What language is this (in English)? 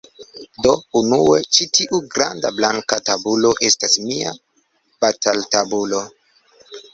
Esperanto